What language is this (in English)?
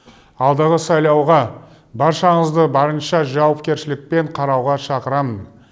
Kazakh